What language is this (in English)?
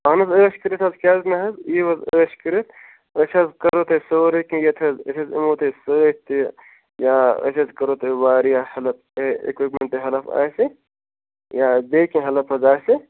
Kashmiri